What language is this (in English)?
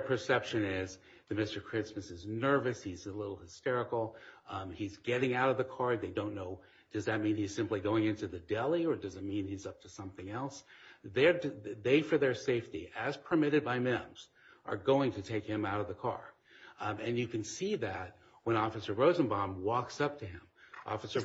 English